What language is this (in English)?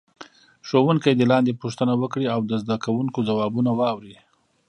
Pashto